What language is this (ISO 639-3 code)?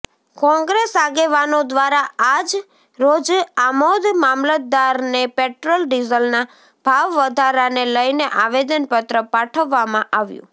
guj